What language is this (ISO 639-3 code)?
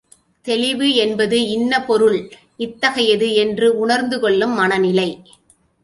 tam